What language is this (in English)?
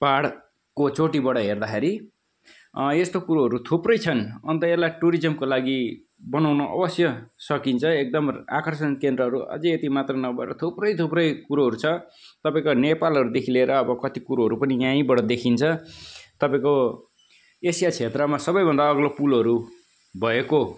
Nepali